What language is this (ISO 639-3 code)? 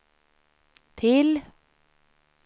swe